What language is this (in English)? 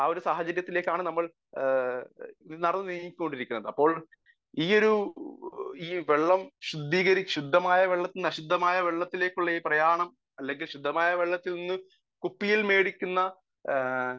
Malayalam